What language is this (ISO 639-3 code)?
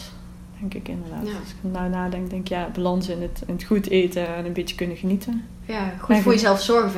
nld